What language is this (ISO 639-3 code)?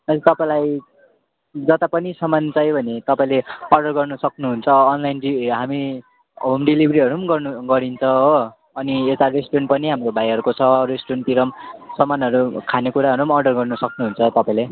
nep